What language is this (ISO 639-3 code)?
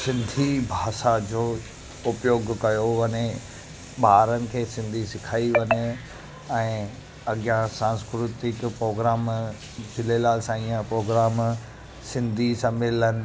snd